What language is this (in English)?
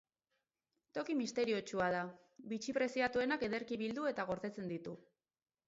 Basque